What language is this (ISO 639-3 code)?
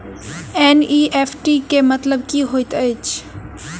mai